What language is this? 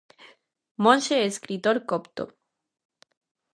Galician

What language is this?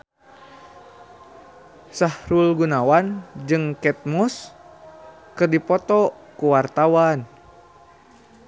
Sundanese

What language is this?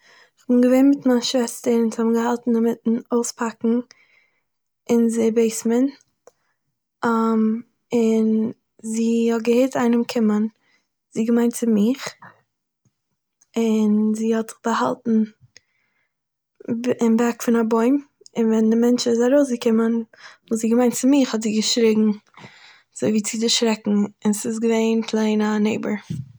Yiddish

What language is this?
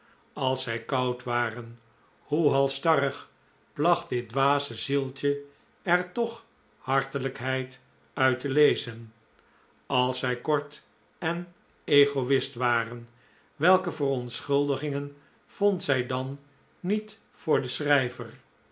Dutch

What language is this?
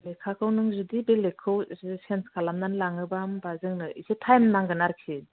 Bodo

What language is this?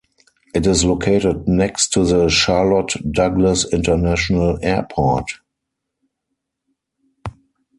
English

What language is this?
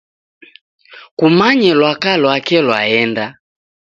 Taita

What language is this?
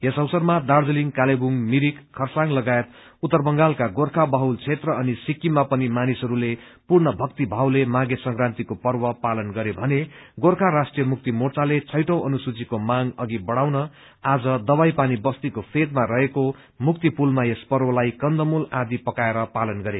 Nepali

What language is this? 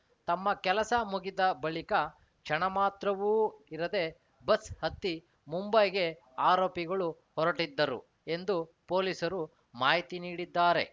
Kannada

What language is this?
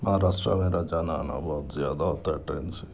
Urdu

